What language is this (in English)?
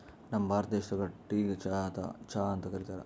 Kannada